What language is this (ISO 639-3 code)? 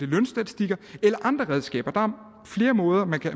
dan